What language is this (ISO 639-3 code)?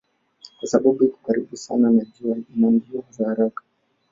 swa